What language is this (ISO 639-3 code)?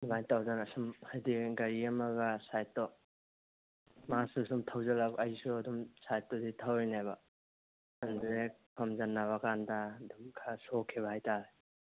mni